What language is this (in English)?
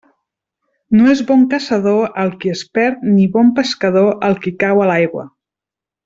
Catalan